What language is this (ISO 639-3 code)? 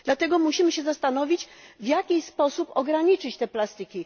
pol